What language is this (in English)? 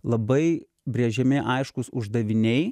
Lithuanian